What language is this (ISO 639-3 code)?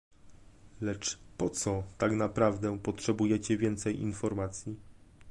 pol